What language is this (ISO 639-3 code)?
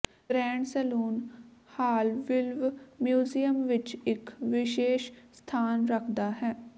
pan